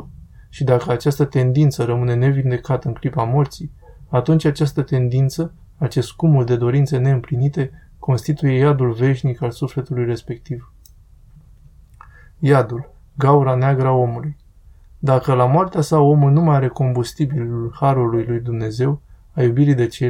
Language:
Romanian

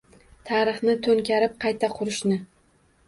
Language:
Uzbek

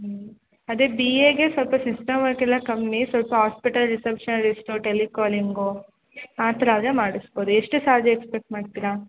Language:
Kannada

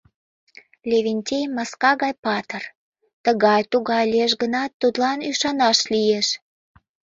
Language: Mari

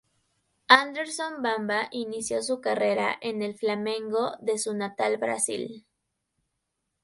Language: Spanish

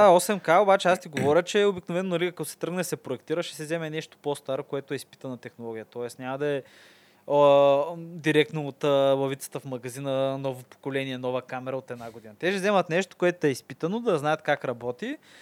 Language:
Bulgarian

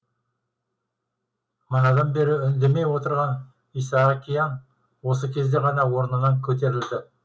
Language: Kazakh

